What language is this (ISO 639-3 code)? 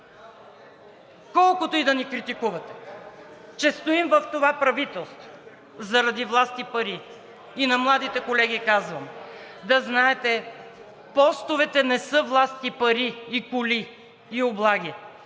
bul